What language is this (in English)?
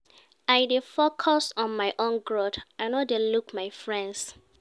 Nigerian Pidgin